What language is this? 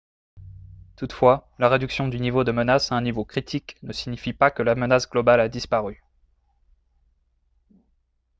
French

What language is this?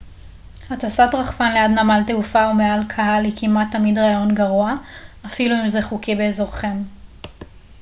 Hebrew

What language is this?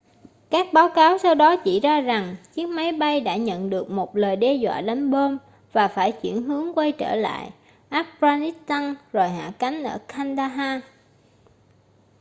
Vietnamese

